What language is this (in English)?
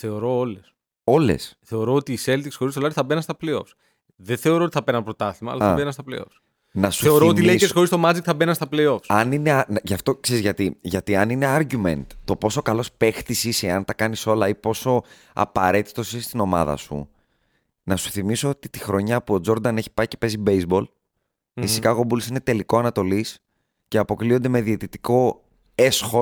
Greek